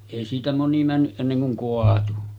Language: Finnish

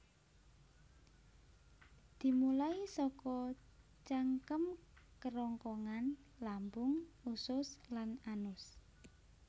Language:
Javanese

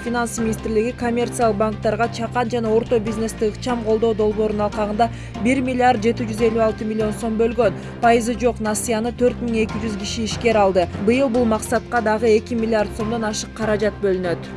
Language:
Turkish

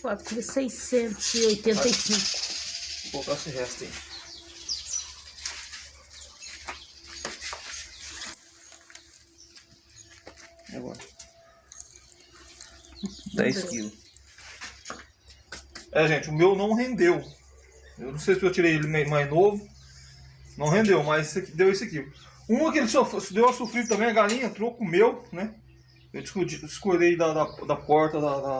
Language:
Portuguese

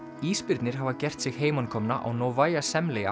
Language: Icelandic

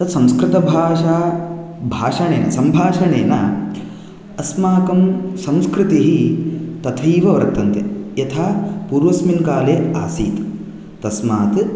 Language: Sanskrit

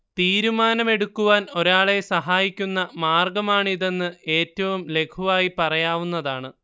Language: Malayalam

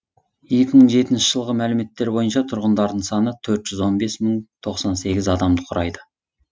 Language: Kazakh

